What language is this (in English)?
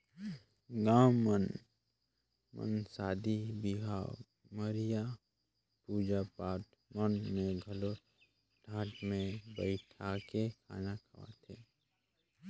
Chhattisgarhi